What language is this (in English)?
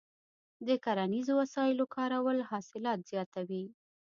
Pashto